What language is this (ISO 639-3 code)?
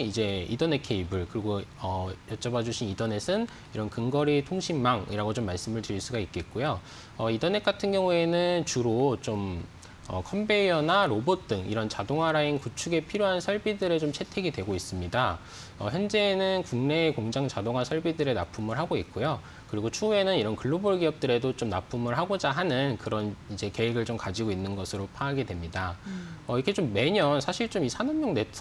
kor